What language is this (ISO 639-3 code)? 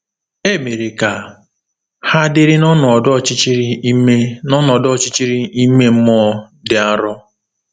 ibo